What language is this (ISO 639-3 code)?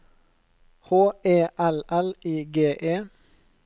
nor